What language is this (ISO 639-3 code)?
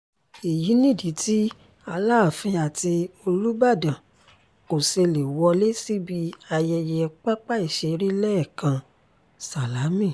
yor